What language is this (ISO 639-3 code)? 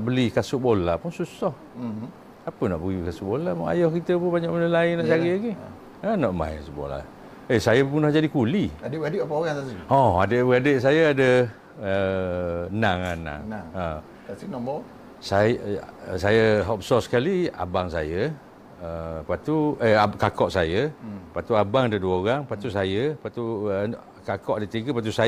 msa